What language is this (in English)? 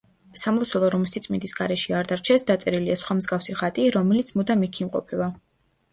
Georgian